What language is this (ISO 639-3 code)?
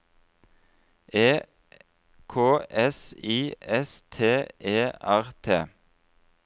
nor